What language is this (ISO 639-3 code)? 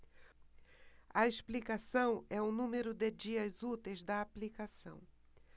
por